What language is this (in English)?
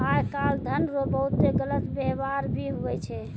Maithili